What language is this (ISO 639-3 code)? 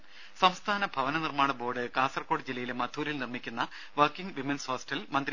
mal